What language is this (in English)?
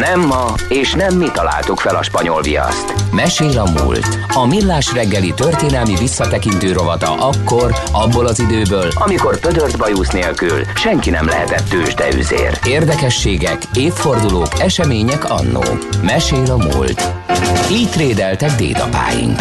Hungarian